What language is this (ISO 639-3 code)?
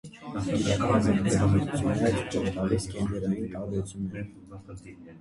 hye